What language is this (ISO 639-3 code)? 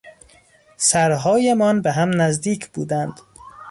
fas